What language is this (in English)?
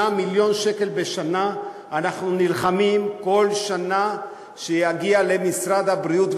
Hebrew